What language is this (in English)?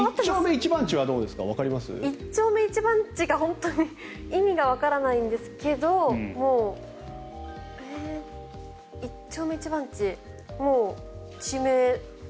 Japanese